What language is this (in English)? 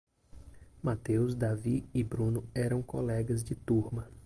Portuguese